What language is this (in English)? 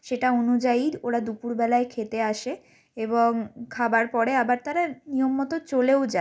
Bangla